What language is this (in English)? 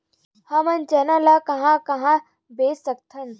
Chhattisgarhi